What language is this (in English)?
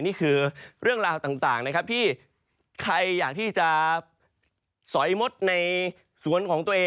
Thai